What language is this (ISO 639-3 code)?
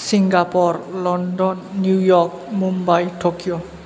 brx